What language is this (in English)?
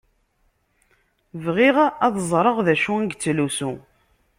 Kabyle